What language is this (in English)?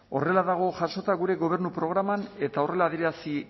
Basque